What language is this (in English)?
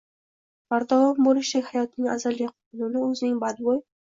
Uzbek